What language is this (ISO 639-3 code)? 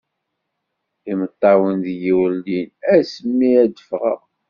kab